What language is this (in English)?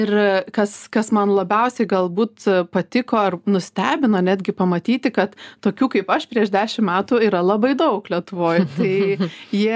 Lithuanian